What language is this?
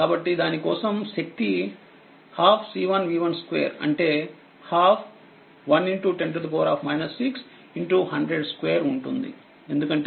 Telugu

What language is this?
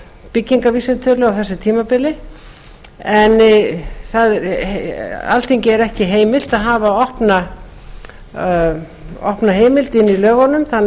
Icelandic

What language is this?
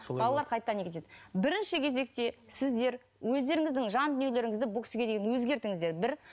Kazakh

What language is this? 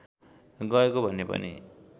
Nepali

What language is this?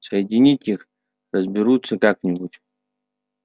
Russian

